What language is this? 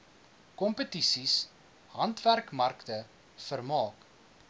Afrikaans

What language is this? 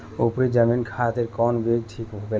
Bhojpuri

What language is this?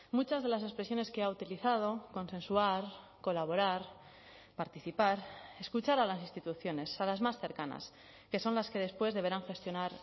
Spanish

